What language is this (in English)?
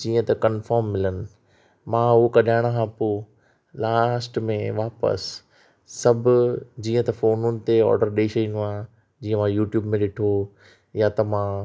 Sindhi